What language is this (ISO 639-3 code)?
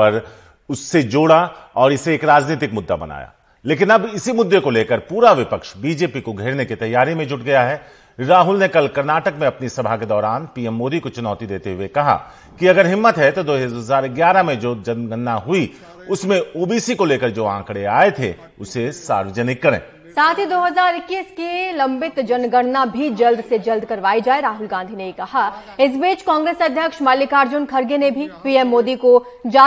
hin